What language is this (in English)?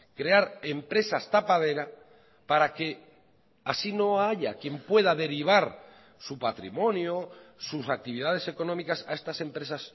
Spanish